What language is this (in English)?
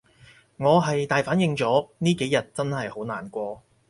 Cantonese